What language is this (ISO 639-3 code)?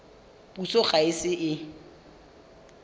tsn